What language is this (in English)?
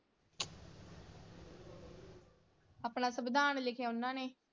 Punjabi